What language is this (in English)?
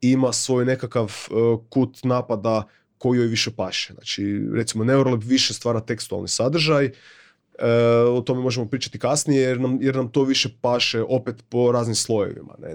Croatian